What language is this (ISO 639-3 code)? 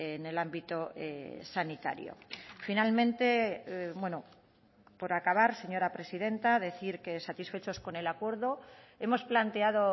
spa